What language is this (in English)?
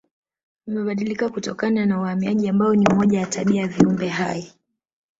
Swahili